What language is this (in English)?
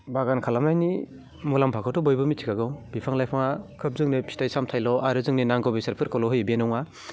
Bodo